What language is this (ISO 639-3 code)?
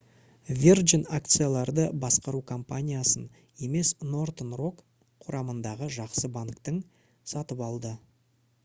kaz